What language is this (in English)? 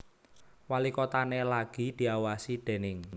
Javanese